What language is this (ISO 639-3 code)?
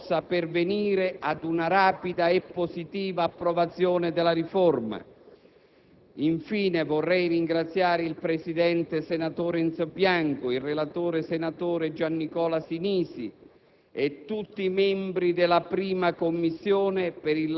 ita